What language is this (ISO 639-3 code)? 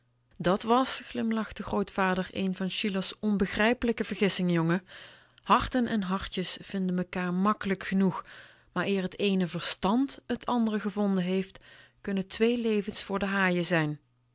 nld